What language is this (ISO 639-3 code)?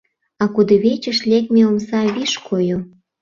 chm